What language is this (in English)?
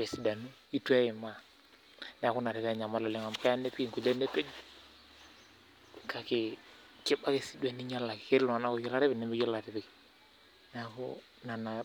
Masai